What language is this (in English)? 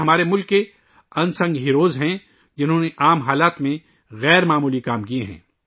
Urdu